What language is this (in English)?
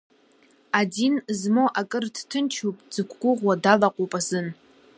Abkhazian